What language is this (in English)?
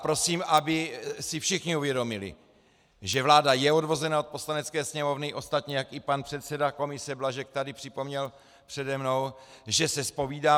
Czech